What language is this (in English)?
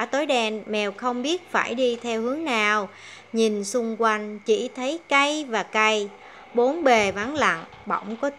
Vietnamese